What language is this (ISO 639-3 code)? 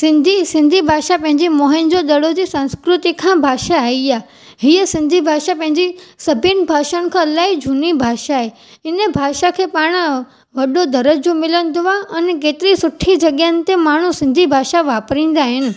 snd